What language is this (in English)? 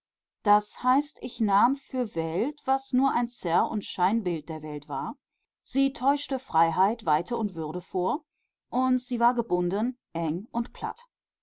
German